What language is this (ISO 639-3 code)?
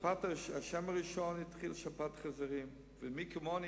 heb